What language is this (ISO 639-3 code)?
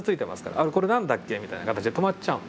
jpn